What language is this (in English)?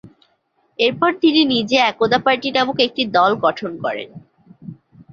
Bangla